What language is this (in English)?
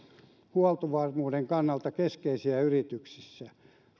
Finnish